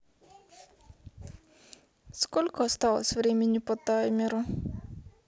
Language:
Russian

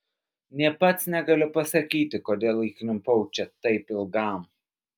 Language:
Lithuanian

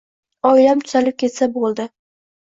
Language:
Uzbek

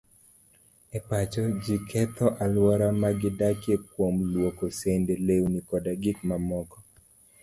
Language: Luo (Kenya and Tanzania)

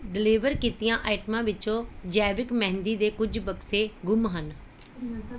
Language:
Punjabi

